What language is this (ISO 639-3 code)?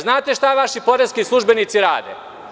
srp